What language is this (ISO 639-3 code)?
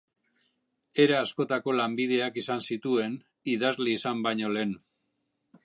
eus